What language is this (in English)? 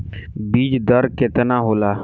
Bhojpuri